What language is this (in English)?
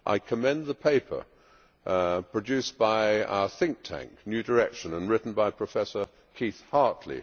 English